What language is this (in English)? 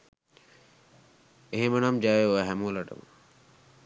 Sinhala